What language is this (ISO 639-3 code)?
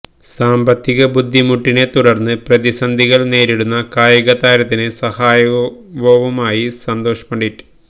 mal